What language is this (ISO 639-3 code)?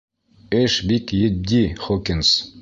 bak